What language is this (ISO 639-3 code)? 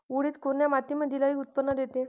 mar